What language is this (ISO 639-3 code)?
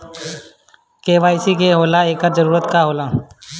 bho